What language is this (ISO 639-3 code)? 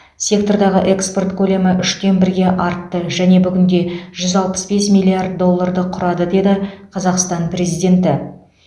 kaz